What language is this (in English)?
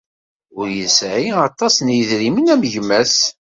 Kabyle